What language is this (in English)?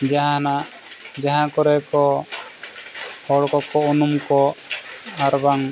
Santali